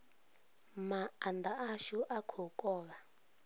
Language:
Venda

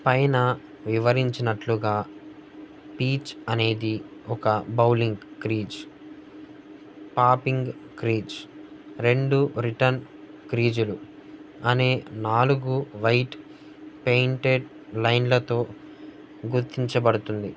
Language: Telugu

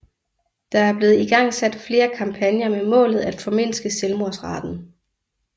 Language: Danish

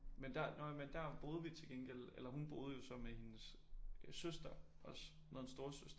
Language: Danish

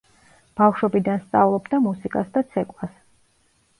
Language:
Georgian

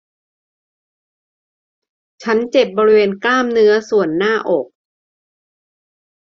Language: Thai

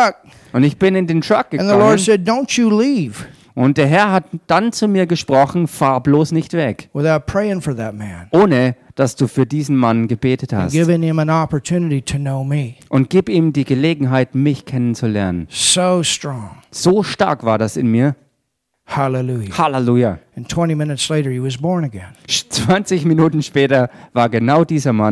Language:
German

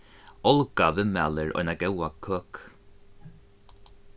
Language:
Faroese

